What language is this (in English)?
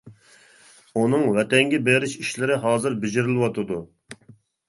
Uyghur